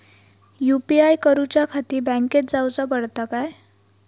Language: Marathi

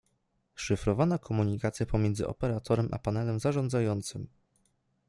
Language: Polish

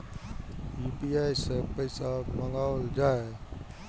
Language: Maithili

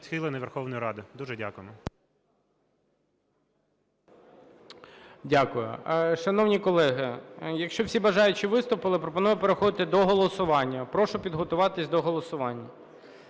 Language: Ukrainian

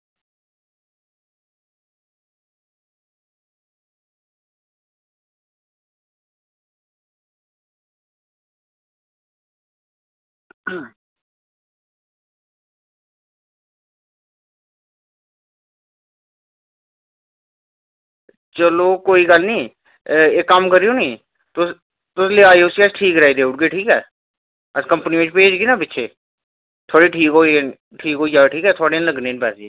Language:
Dogri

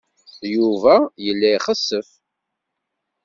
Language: Kabyle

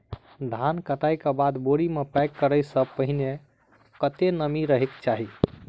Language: Maithili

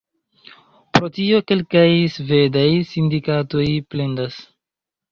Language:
Esperanto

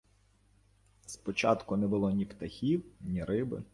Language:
Ukrainian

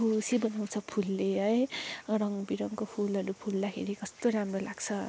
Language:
Nepali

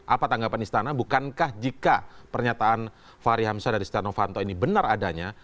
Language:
Indonesian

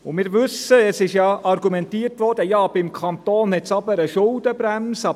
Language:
Swiss German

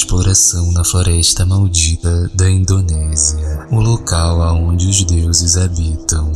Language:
Portuguese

